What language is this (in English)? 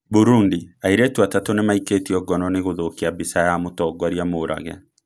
Kikuyu